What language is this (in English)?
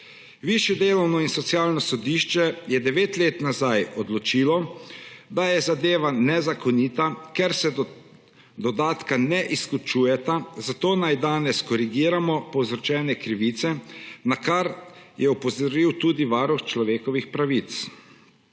Slovenian